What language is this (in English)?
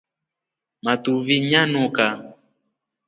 Rombo